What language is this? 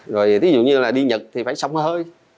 Vietnamese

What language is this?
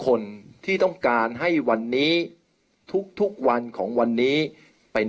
Thai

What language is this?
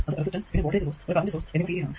Malayalam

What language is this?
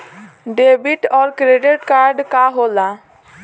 Bhojpuri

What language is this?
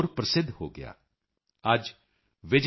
Punjabi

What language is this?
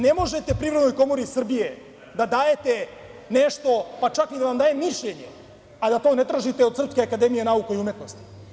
Serbian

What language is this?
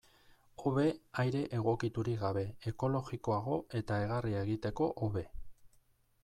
Basque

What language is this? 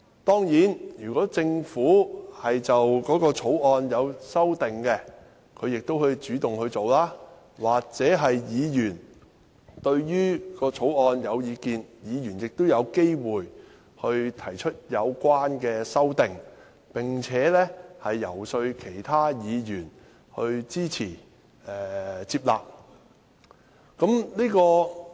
Cantonese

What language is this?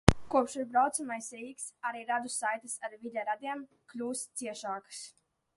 Latvian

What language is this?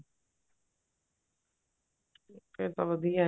Punjabi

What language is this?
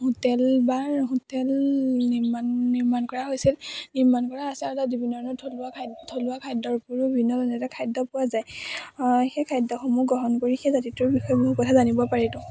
Assamese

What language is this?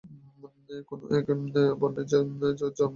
Bangla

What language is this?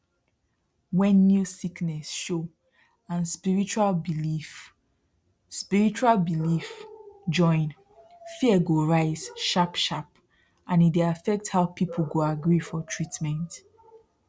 Nigerian Pidgin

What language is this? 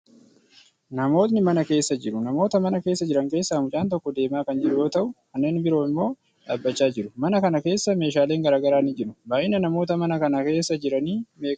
Oromo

